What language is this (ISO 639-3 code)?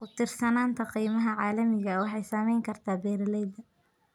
som